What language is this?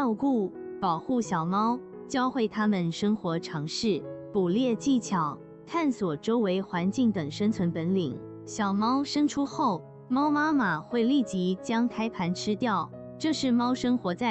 Chinese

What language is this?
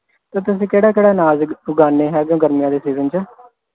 Punjabi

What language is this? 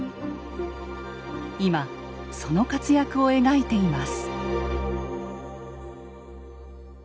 Japanese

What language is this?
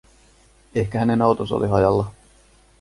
Finnish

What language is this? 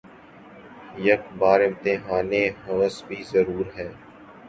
Urdu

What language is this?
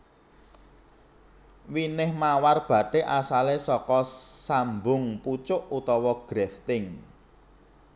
Javanese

